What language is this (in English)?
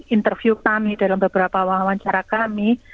Indonesian